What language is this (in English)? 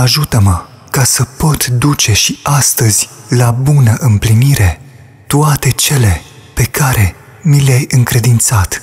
Romanian